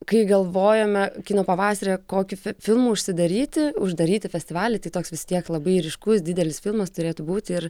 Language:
Lithuanian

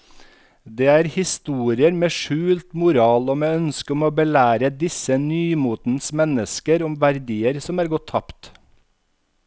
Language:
Norwegian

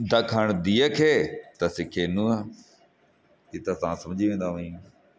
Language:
Sindhi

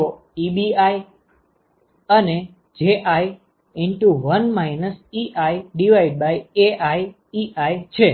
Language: Gujarati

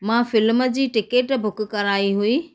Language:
Sindhi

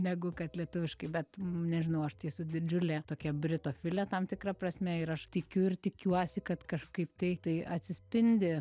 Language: Lithuanian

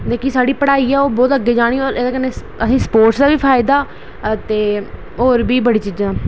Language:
Dogri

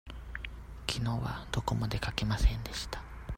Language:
Japanese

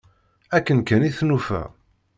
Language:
Kabyle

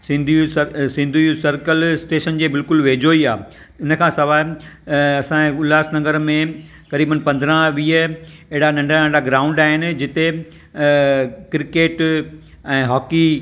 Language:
Sindhi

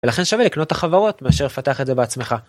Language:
Hebrew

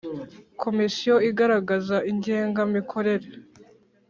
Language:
Kinyarwanda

